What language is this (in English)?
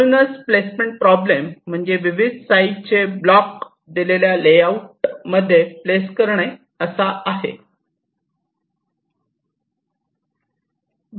Marathi